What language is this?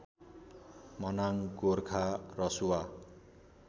Nepali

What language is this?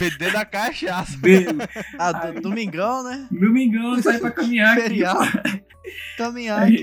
Portuguese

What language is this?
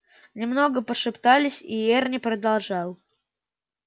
Russian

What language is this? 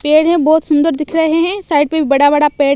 Hindi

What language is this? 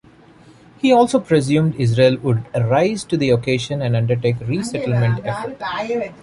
English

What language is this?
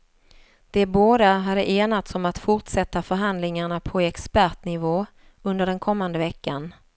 Swedish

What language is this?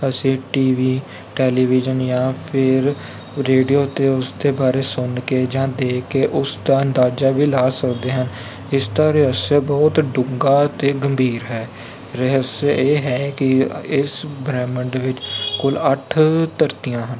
Punjabi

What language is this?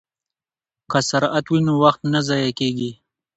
Pashto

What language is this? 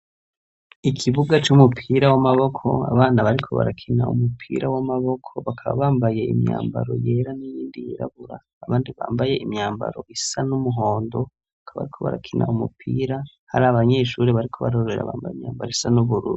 Rundi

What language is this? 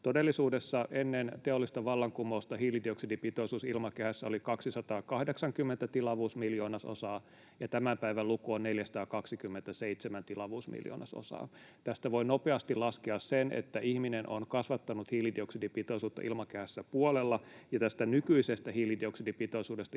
Finnish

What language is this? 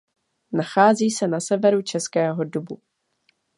Czech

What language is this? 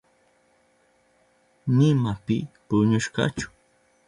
Southern Pastaza Quechua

